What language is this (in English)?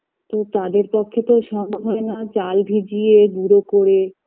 Bangla